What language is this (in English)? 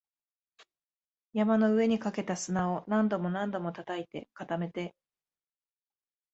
Japanese